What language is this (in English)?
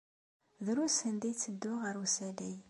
Kabyle